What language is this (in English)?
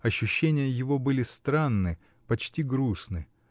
Russian